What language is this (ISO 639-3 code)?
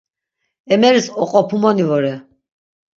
lzz